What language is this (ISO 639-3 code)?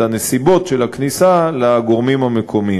heb